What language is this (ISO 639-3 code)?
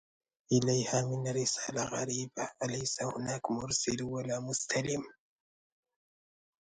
ara